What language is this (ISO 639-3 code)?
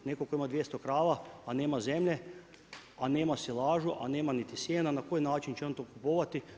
hrv